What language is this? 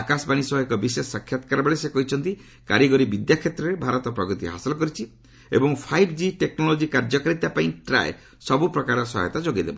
Odia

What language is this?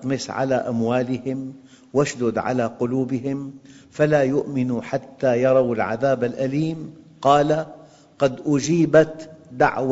Arabic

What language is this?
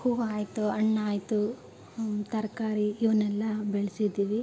Kannada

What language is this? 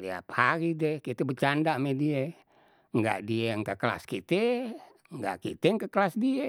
Betawi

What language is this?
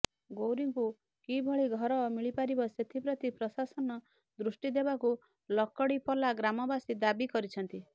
Odia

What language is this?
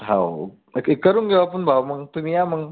Marathi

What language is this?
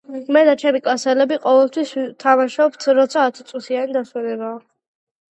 Georgian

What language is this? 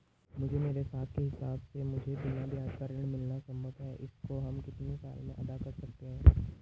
Hindi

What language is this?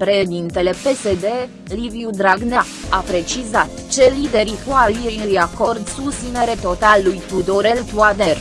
Romanian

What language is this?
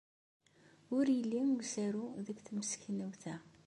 Kabyle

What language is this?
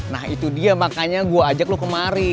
Indonesian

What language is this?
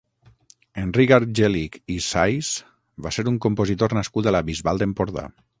Catalan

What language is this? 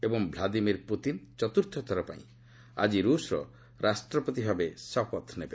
Odia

